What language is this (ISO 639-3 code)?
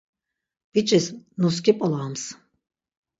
lzz